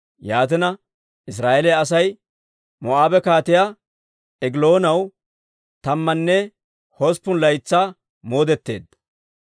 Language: Dawro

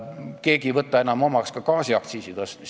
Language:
Estonian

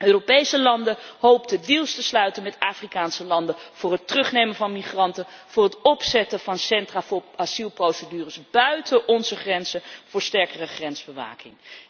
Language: Dutch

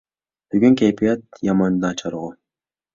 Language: Uyghur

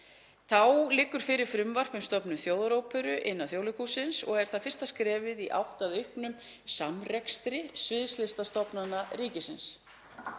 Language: Icelandic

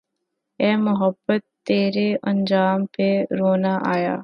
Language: Urdu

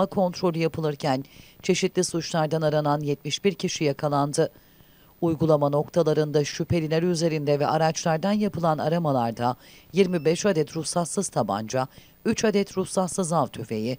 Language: Turkish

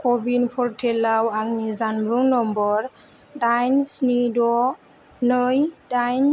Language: Bodo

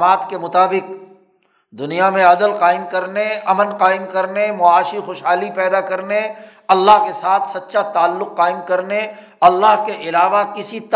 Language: Urdu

